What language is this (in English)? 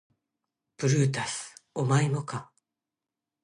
Japanese